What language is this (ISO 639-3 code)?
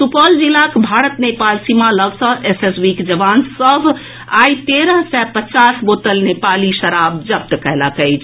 mai